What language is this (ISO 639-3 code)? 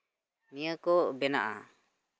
sat